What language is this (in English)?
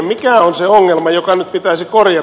Finnish